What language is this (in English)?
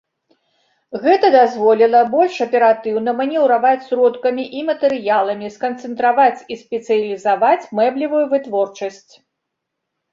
Belarusian